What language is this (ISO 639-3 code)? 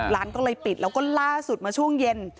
tha